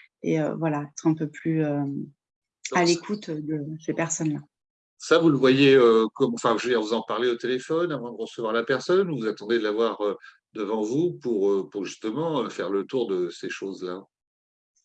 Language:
French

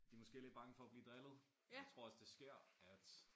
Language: Danish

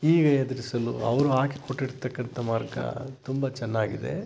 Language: Kannada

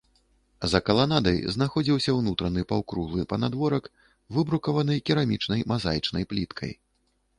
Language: Belarusian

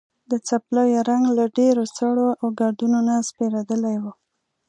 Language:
Pashto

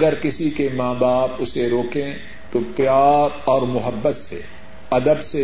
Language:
Urdu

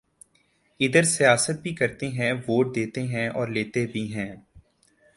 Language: Urdu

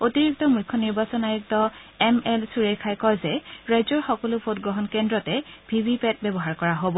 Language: Assamese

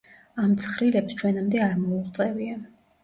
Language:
Georgian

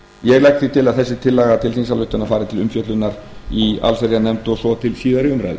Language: Icelandic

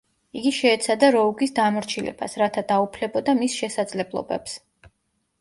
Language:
Georgian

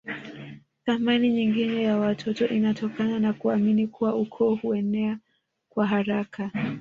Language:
Swahili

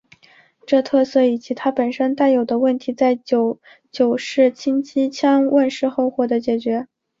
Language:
Chinese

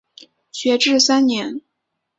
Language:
Chinese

